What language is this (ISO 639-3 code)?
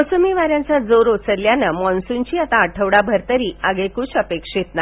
mar